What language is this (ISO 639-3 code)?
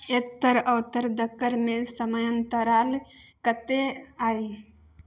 mai